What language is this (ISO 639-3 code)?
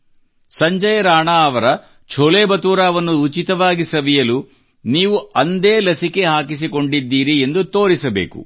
kan